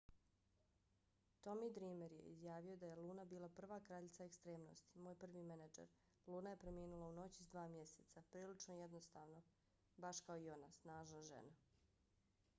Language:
Bosnian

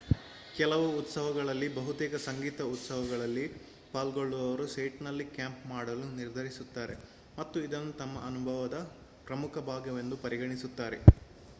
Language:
Kannada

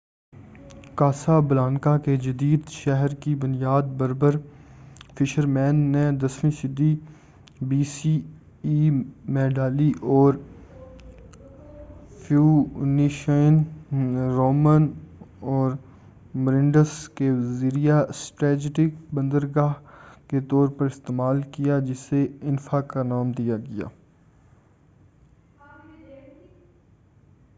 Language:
Urdu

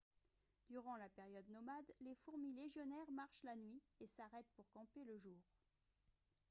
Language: French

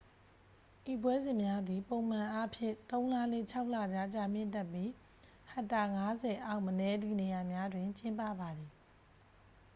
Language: Burmese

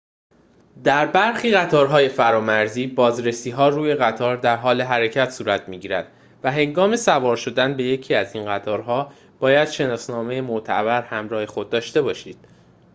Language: Persian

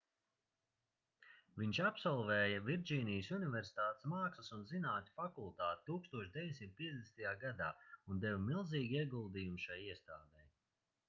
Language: Latvian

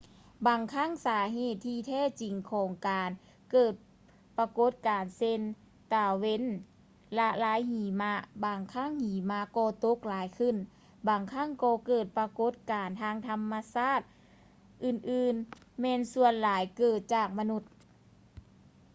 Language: Lao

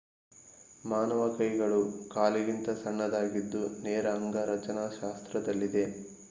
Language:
Kannada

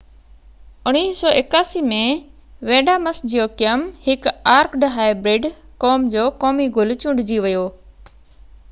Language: Sindhi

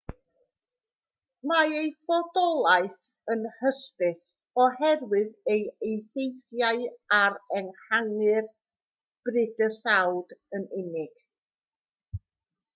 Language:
Welsh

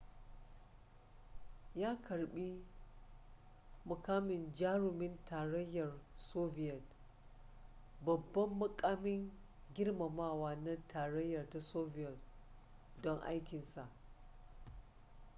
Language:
Hausa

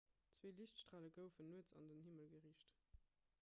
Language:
Luxembourgish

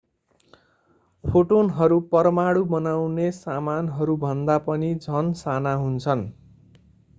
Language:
Nepali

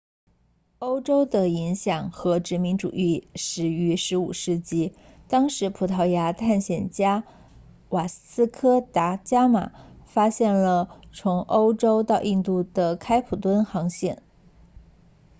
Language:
Chinese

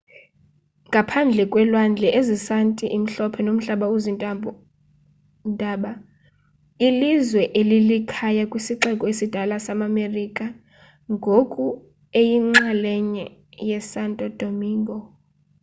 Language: Xhosa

